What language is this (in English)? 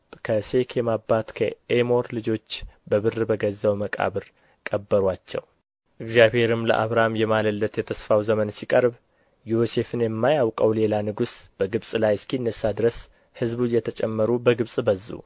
Amharic